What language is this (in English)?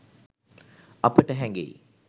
Sinhala